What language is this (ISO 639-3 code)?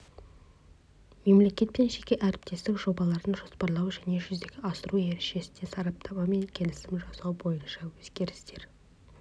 kaz